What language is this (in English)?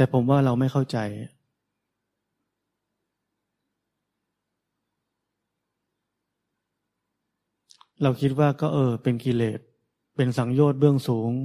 Thai